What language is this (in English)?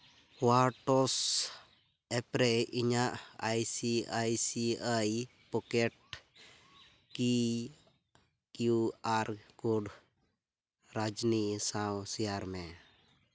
Santali